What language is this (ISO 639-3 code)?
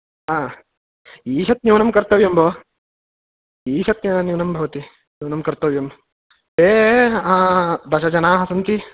san